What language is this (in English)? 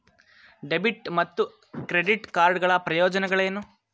Kannada